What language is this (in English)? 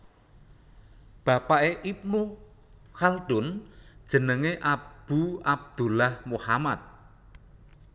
Javanese